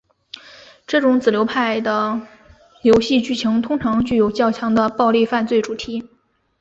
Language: Chinese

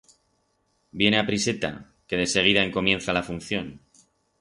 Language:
Aragonese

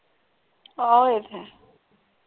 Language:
Punjabi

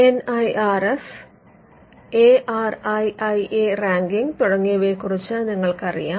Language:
Malayalam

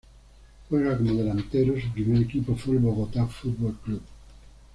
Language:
Spanish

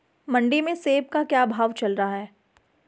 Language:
Hindi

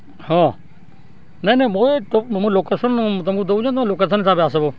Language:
Odia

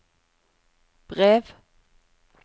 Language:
Norwegian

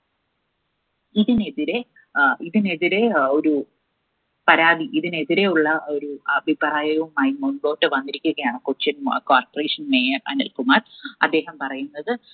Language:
Malayalam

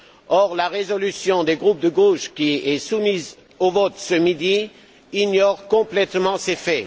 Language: French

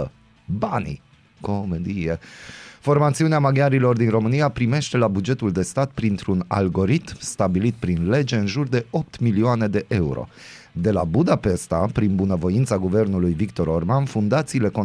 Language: Romanian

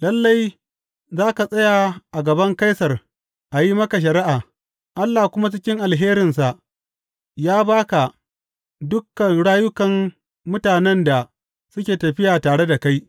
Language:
Hausa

